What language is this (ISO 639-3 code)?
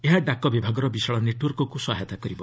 ori